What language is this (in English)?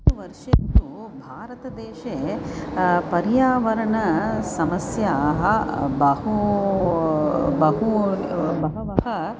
Sanskrit